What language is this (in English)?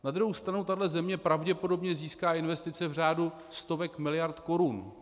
Czech